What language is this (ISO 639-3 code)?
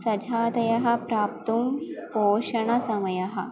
san